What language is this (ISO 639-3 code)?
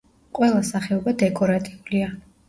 kat